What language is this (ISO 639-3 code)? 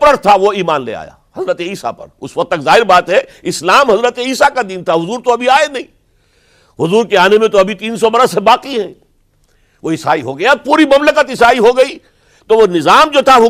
urd